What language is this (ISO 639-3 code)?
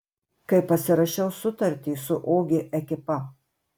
lit